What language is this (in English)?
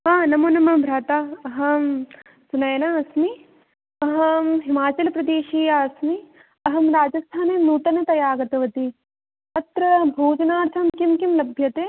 Sanskrit